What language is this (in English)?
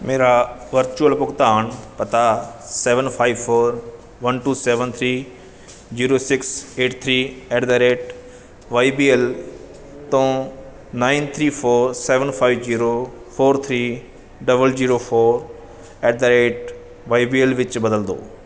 Punjabi